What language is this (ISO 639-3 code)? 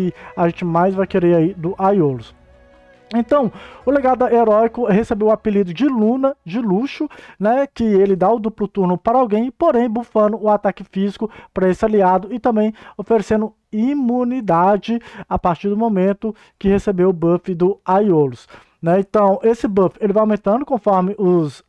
por